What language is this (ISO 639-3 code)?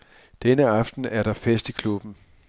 dan